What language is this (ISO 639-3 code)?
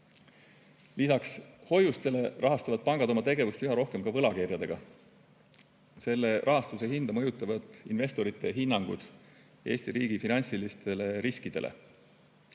est